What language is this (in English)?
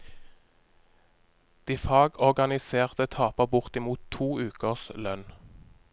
Norwegian